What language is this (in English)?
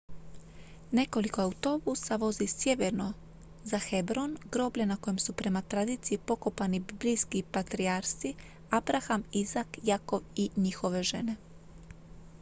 Croatian